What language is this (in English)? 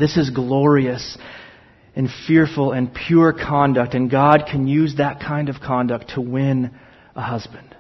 English